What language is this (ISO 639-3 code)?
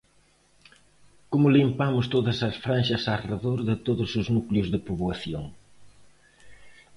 glg